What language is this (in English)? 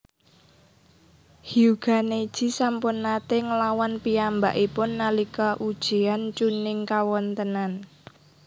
Javanese